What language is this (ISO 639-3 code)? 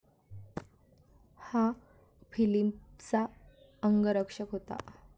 mar